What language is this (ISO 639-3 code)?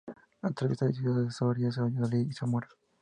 spa